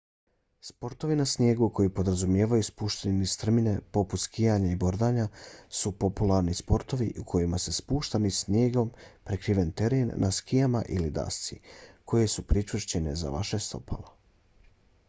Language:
Bosnian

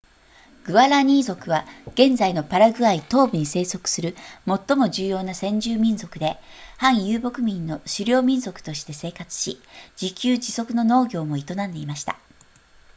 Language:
Japanese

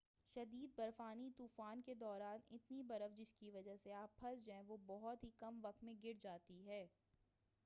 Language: Urdu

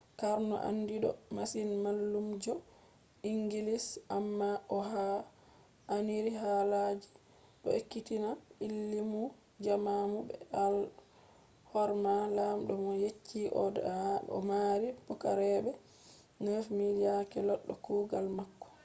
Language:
Fula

